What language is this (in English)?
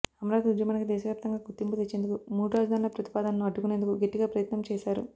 Telugu